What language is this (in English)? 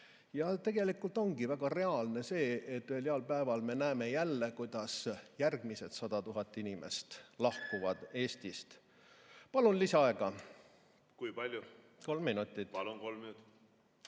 Estonian